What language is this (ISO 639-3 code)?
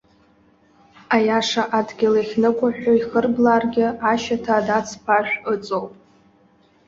abk